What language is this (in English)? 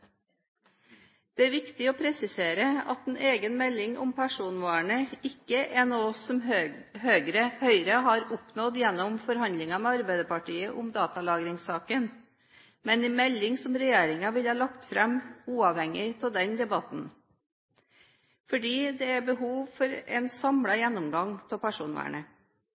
Norwegian Bokmål